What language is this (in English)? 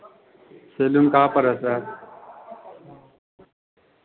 Hindi